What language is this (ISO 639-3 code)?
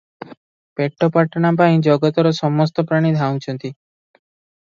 ori